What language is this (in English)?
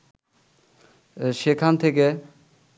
Bangla